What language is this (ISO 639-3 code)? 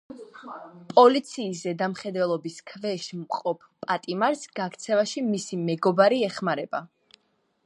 kat